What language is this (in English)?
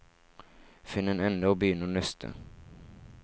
Norwegian